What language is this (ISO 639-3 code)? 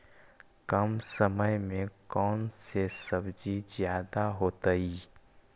mag